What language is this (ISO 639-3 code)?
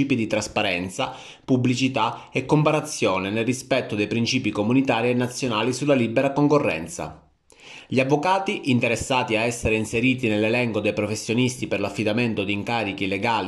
ita